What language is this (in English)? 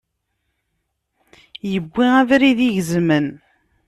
Kabyle